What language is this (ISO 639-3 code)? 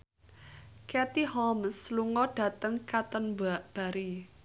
jav